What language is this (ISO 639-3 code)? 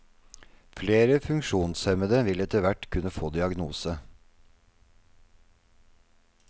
nor